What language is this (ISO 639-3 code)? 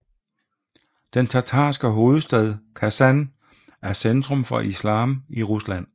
dan